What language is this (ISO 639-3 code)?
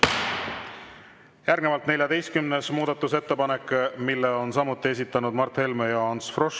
est